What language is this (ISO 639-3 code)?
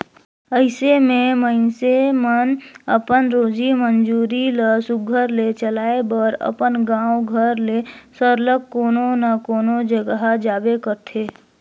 hne